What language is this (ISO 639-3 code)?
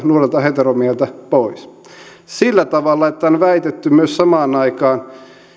fin